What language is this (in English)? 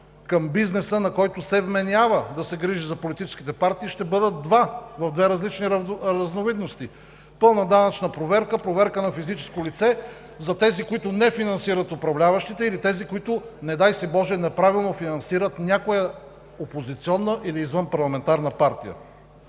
Bulgarian